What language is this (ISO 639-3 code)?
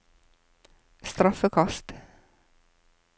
nor